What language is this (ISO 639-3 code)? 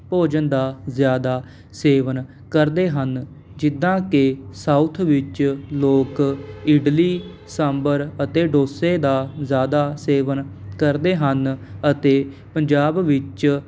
pan